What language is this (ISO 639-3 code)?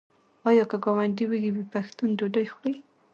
pus